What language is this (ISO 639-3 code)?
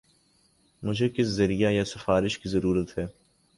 urd